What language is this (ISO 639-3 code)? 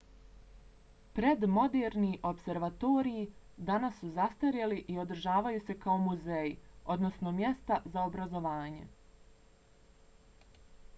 bos